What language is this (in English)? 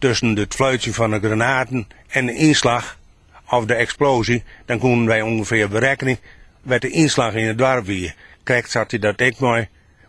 Dutch